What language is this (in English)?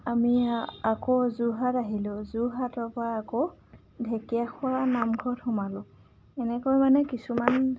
Assamese